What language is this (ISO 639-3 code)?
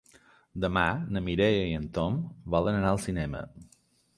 cat